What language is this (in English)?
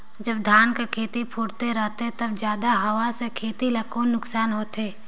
Chhattisgarhi